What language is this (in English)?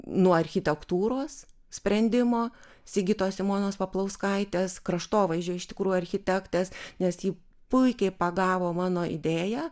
Lithuanian